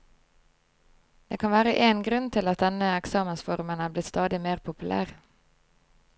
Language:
Norwegian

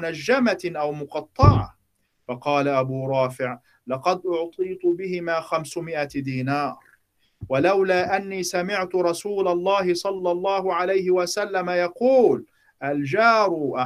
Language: Arabic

